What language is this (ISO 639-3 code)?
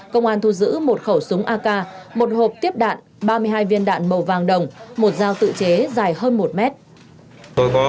vie